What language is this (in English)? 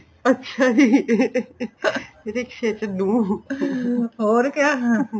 Punjabi